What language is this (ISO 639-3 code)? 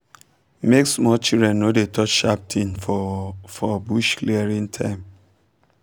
pcm